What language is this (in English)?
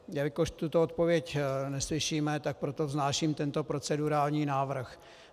Czech